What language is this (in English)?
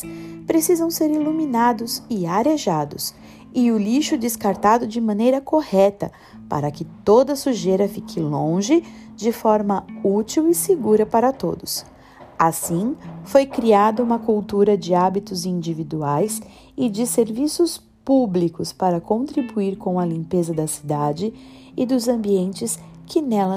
Portuguese